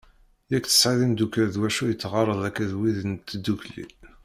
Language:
Kabyle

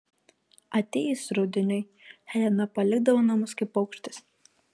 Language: Lithuanian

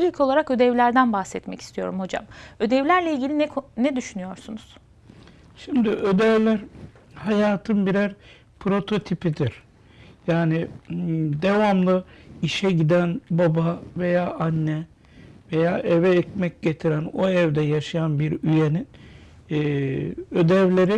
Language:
Turkish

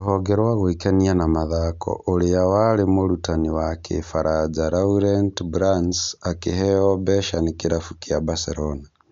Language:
Kikuyu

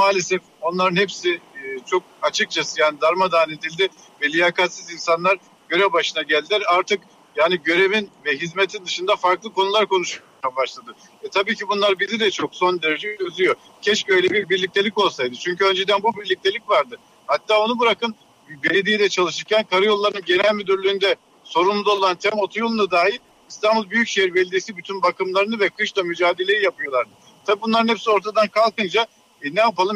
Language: Turkish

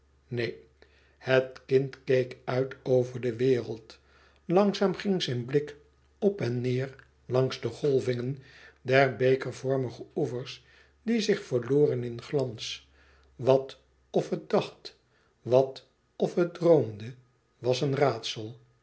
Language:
Dutch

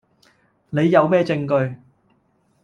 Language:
Cantonese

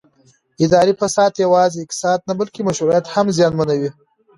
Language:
Pashto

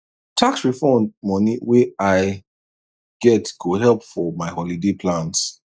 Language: Nigerian Pidgin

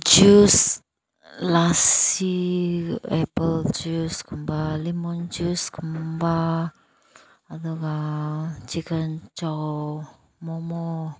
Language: Manipuri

